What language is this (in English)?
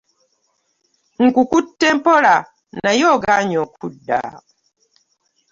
Ganda